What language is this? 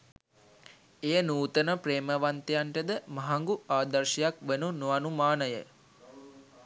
Sinhala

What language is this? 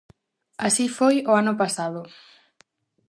Galician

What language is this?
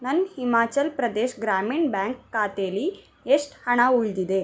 Kannada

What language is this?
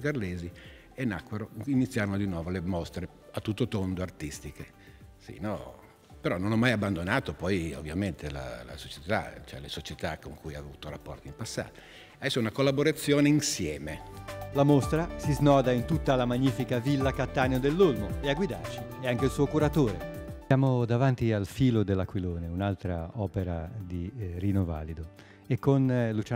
Italian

